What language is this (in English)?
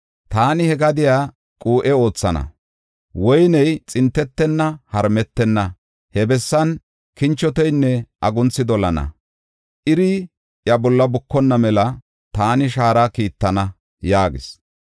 Gofa